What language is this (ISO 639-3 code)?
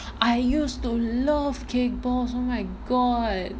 eng